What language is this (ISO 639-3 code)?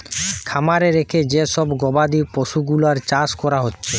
ben